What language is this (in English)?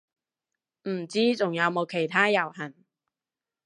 Cantonese